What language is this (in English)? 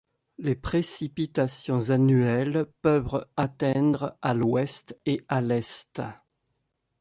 French